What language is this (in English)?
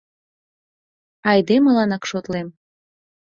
Mari